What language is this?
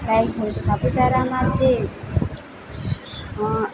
Gujarati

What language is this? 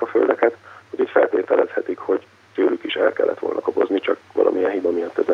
Hungarian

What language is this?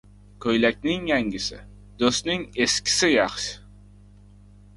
Uzbek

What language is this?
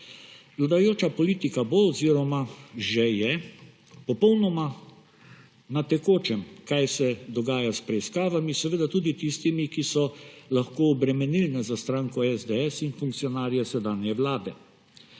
Slovenian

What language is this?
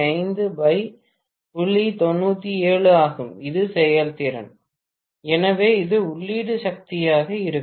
Tamil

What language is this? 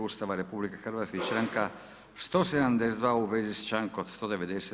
Croatian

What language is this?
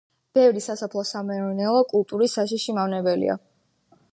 Georgian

